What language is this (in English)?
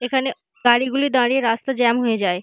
Bangla